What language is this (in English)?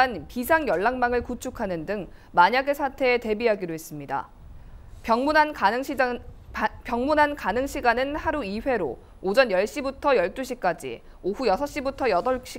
Korean